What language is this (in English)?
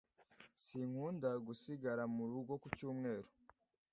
Kinyarwanda